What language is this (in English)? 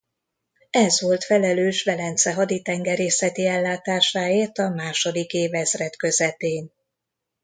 Hungarian